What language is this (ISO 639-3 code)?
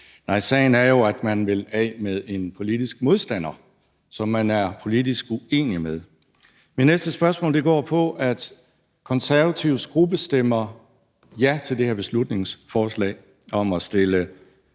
dan